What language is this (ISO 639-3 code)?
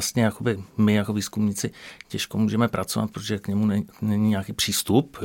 ces